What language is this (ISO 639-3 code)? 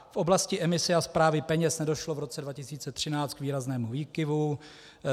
ces